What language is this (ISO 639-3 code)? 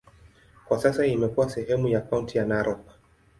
swa